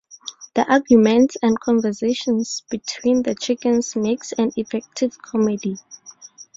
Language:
English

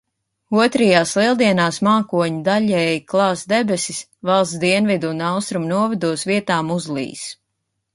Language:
Latvian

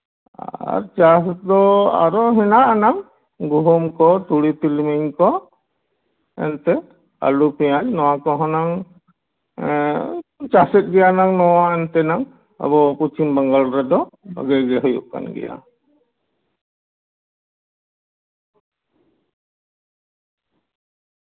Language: Santali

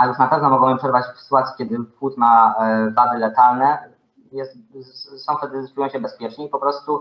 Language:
Polish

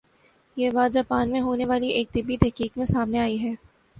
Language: Urdu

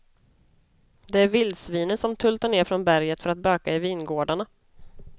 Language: Swedish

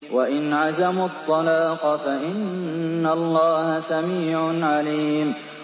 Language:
Arabic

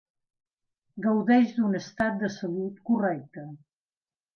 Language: Catalan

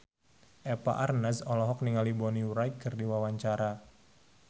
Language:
Sundanese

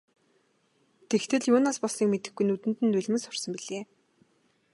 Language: Mongolian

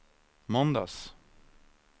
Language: Swedish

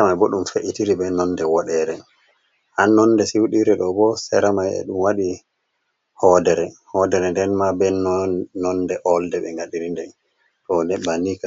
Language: Fula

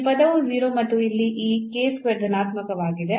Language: Kannada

